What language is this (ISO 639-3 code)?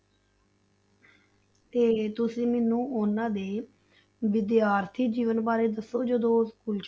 pan